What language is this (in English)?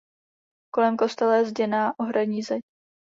Czech